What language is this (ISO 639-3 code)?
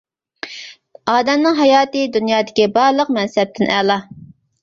uig